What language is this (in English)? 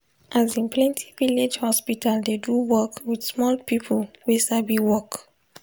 Nigerian Pidgin